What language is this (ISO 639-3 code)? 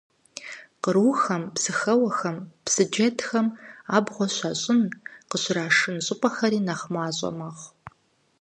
kbd